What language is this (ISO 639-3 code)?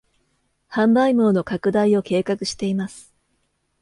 jpn